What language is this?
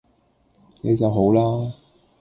Cantonese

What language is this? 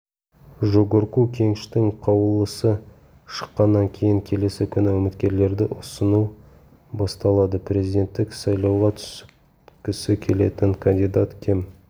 Kazakh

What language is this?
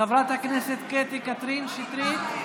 Hebrew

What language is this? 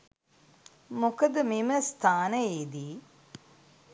Sinhala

